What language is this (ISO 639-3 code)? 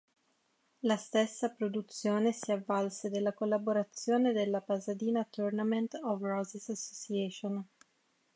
ita